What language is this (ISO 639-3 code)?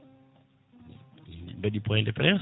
ful